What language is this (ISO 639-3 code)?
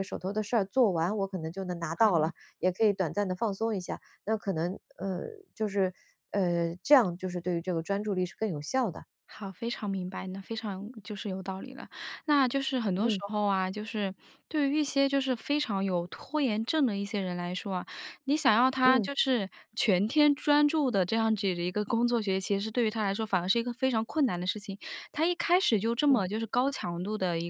zho